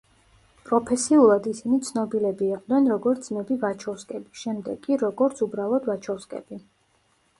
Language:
Georgian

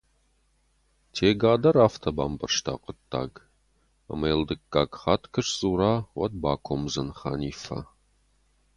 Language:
Ossetic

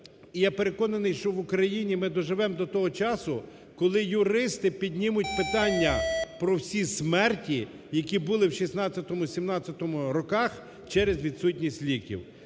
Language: Ukrainian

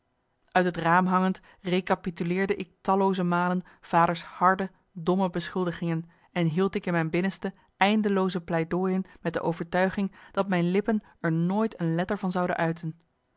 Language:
Dutch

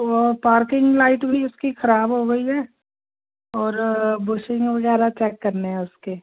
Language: Hindi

